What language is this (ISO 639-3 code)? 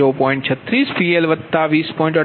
guj